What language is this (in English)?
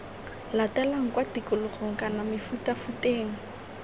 Tswana